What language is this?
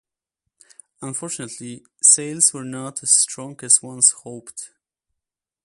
English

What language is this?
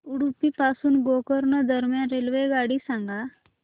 Marathi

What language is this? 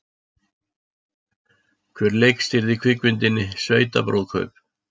Icelandic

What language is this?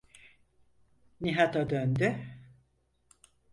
Turkish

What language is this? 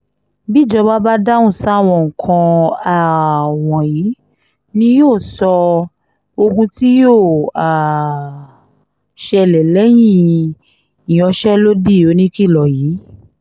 Yoruba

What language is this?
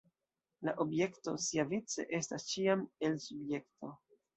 Esperanto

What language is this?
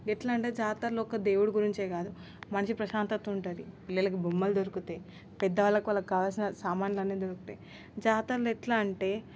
Telugu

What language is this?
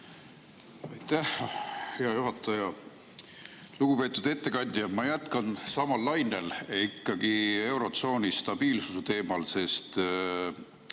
Estonian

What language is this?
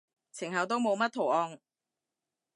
Cantonese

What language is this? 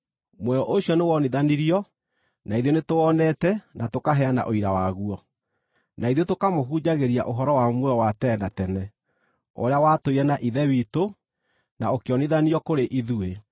Kikuyu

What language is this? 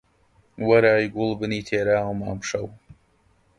Central Kurdish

